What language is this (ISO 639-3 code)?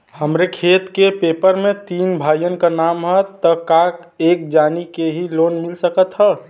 bho